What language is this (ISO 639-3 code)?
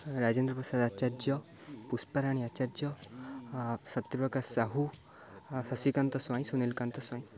ori